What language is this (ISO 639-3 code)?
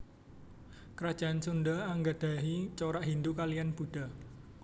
jav